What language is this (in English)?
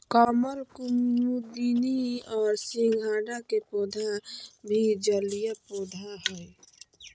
Magahi